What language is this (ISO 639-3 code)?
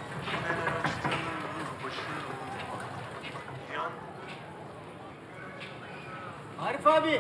tur